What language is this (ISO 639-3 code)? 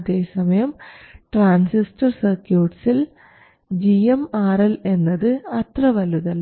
mal